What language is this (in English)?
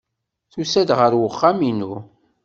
Kabyle